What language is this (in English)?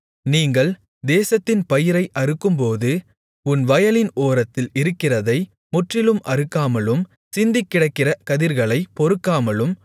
Tamil